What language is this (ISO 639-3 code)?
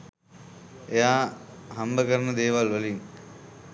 sin